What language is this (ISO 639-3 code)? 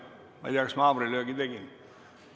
est